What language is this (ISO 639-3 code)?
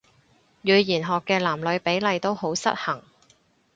yue